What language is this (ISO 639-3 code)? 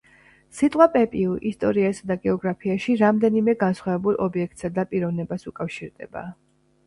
kat